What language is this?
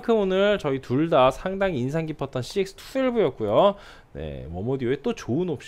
Korean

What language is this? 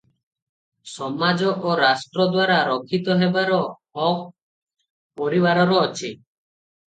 Odia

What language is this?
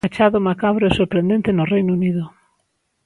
Galician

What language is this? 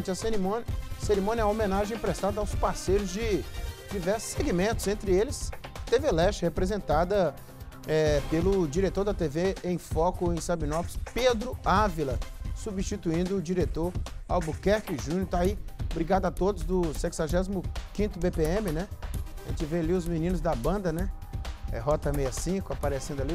Portuguese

